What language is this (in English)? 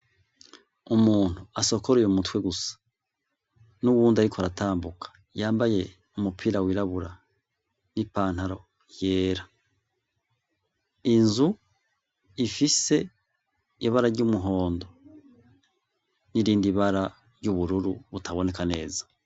Rundi